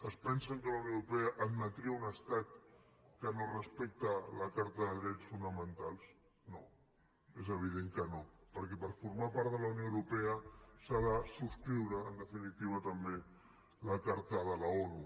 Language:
Catalan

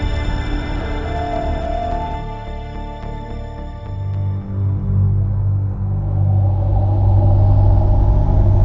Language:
Indonesian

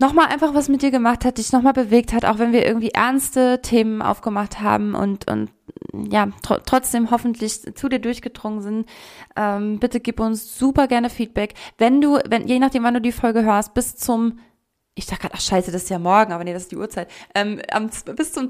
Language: German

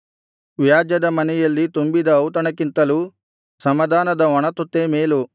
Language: Kannada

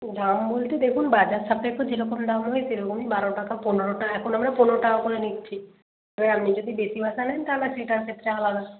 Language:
Bangla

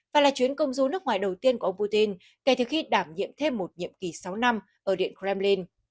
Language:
Vietnamese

